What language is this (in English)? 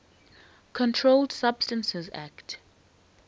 English